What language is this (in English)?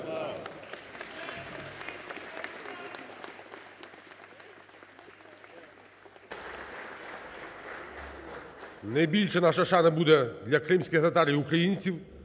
Ukrainian